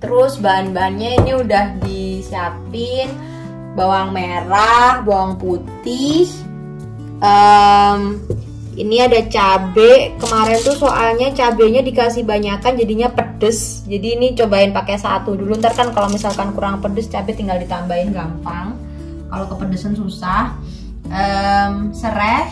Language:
Indonesian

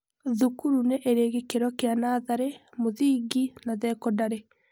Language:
Kikuyu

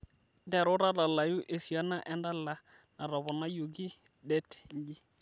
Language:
Masai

